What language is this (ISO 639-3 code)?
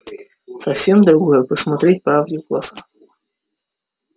rus